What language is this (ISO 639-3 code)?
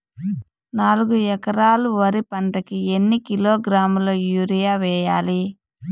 tel